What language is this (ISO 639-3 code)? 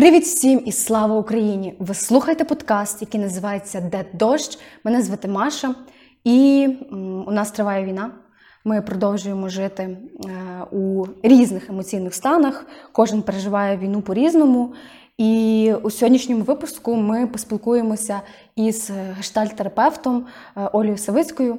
ukr